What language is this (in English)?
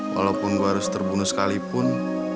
Indonesian